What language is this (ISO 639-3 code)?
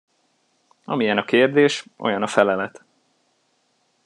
hun